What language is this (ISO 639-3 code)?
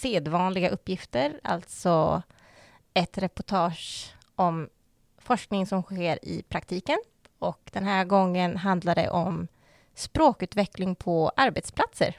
swe